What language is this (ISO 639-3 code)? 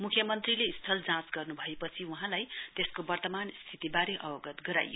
nep